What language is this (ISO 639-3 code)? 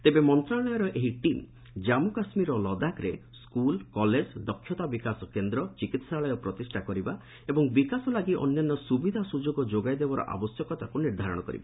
ori